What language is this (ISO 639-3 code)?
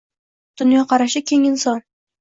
uzb